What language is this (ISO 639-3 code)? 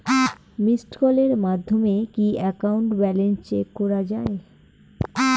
ben